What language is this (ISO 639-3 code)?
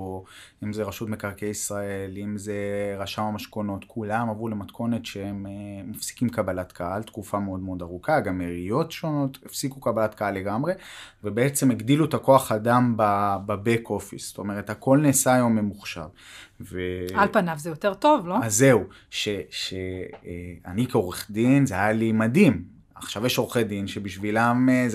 heb